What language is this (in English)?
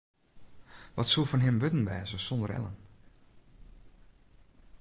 Western Frisian